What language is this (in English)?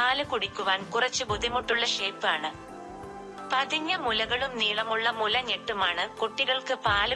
Malayalam